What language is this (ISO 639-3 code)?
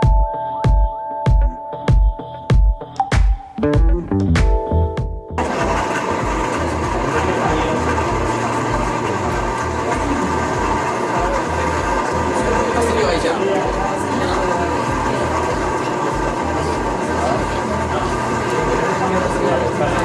spa